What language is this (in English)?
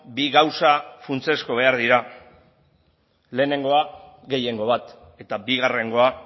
Basque